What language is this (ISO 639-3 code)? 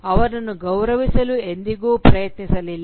kan